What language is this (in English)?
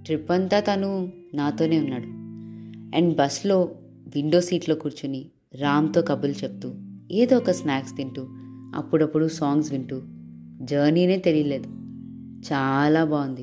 Telugu